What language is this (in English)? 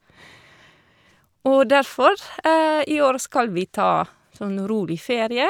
Norwegian